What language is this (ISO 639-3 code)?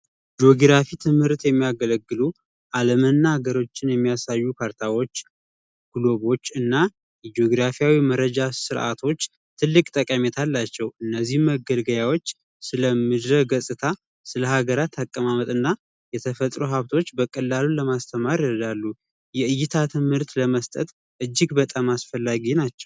amh